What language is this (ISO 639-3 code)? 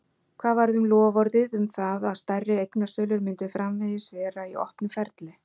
isl